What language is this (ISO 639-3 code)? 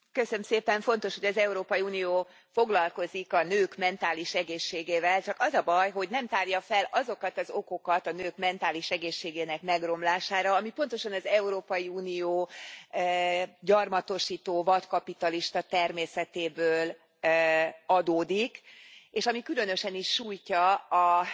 hun